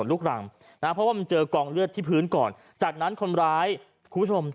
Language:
Thai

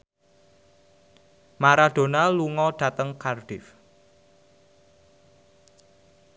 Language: Javanese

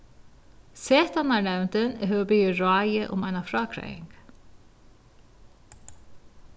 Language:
Faroese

